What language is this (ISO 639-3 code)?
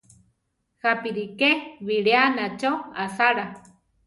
tar